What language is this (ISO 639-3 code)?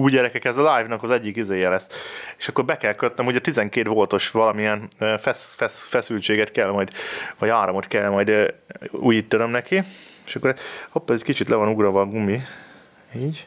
hun